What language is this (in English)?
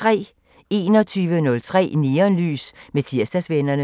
Danish